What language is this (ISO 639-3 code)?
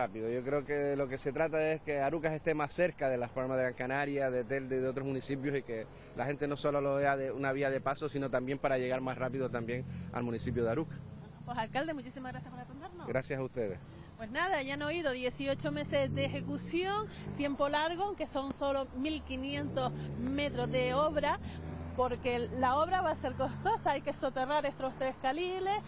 spa